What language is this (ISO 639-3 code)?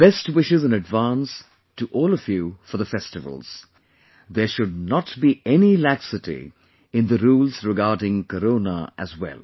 eng